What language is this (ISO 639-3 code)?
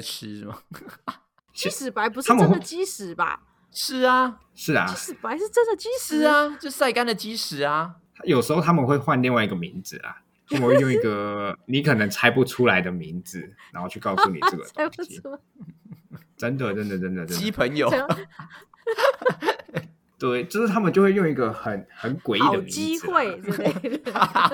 zho